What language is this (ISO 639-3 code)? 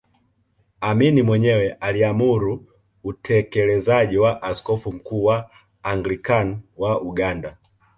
swa